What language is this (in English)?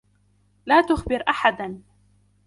Arabic